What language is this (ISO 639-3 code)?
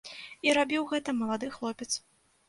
bel